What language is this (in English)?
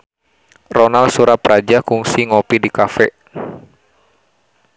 Sundanese